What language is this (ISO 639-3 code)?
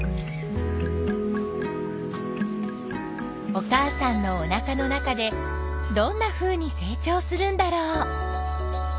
jpn